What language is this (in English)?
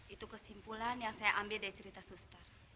Indonesian